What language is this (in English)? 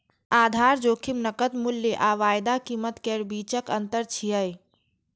Maithili